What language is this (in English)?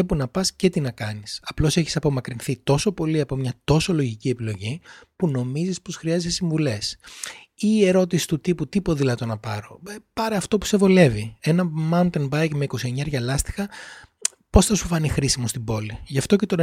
Greek